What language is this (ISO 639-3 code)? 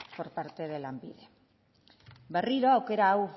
eus